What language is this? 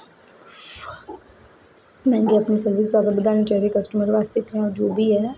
Dogri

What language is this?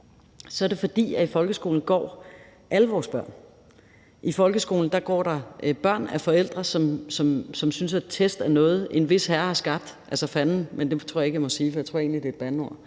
Danish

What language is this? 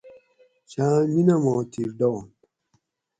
Gawri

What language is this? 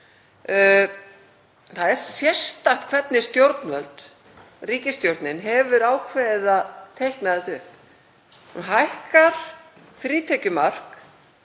Icelandic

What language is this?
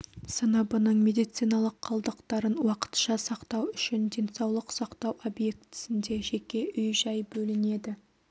Kazakh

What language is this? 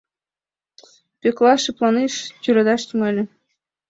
Mari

